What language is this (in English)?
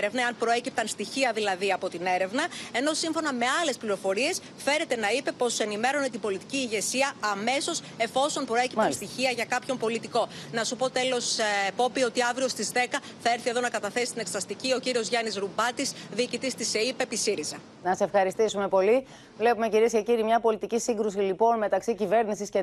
Greek